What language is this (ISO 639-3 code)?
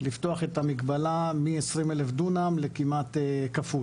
heb